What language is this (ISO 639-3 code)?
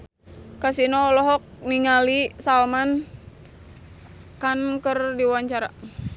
sun